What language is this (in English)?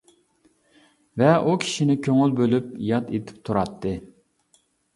Uyghur